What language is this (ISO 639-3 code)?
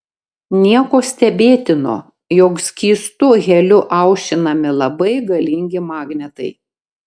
lit